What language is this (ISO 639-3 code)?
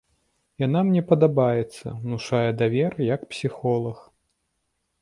bel